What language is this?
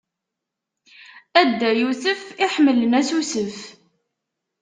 Kabyle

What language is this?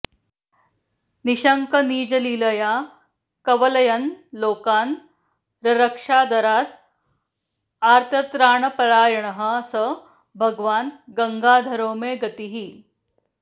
Sanskrit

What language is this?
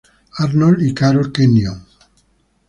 Spanish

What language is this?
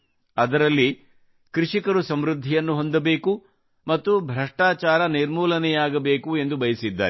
Kannada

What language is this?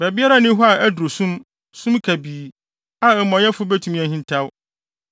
Akan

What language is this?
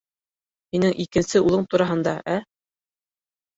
Bashkir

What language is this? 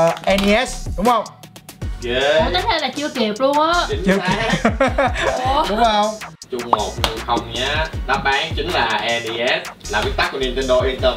Vietnamese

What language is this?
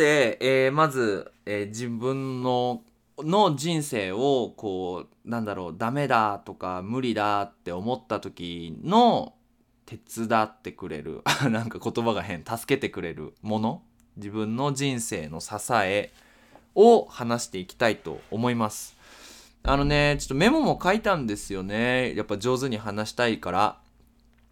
Japanese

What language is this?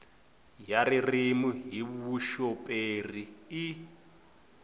Tsonga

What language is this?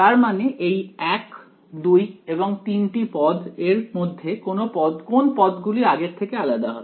Bangla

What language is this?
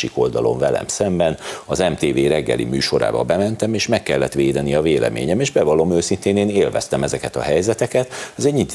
Hungarian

